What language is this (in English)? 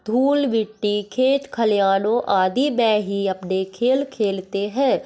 Hindi